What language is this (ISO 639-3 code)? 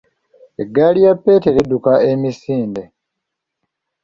lug